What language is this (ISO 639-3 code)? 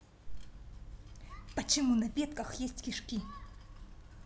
rus